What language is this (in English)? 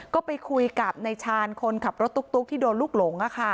Thai